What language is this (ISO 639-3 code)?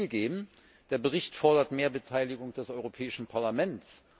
deu